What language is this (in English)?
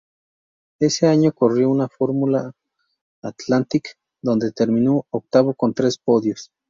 Spanish